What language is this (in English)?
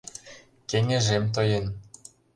Mari